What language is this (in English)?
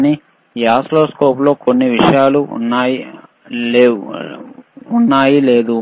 Telugu